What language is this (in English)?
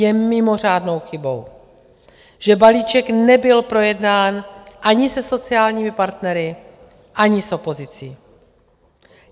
Czech